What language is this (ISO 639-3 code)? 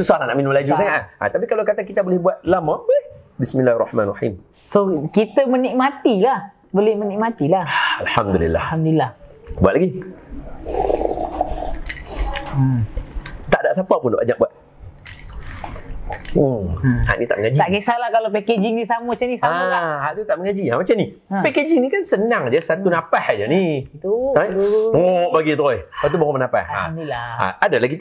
msa